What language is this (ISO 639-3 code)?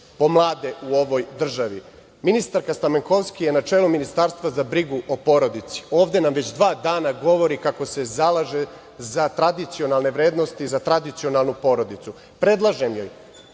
srp